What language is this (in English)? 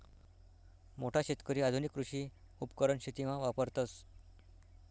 Marathi